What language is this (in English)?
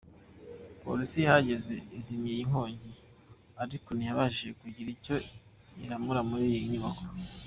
Kinyarwanda